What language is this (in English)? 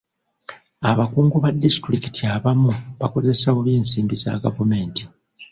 Ganda